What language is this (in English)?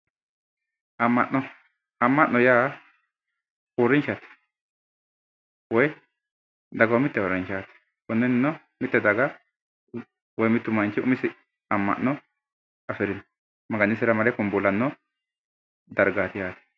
Sidamo